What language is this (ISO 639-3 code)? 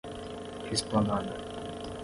por